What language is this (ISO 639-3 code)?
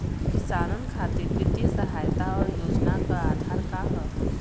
bho